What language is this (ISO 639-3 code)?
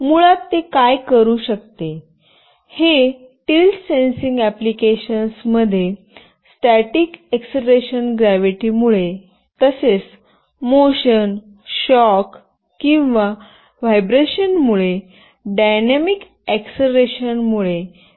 mar